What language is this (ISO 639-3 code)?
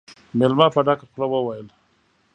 pus